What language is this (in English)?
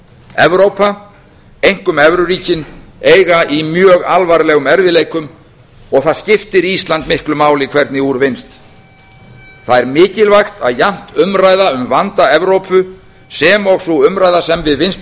Icelandic